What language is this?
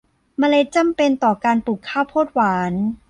Thai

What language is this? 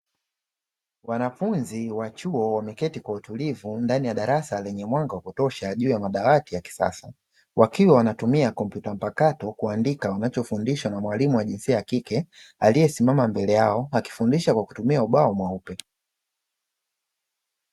Swahili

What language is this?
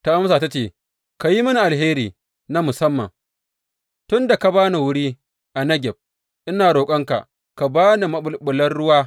Hausa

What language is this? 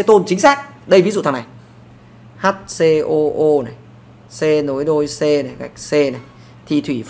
Vietnamese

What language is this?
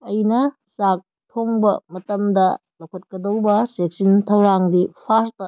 Manipuri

